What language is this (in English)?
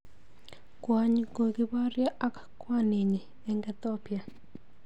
Kalenjin